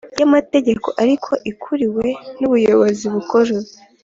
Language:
Kinyarwanda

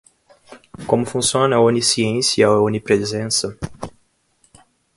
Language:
Portuguese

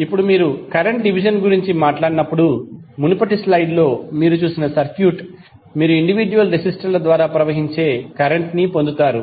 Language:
Telugu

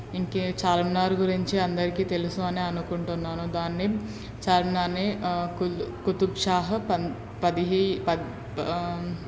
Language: Telugu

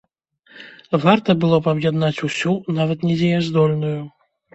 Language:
Belarusian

